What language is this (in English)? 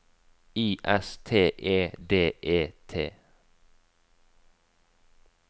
Norwegian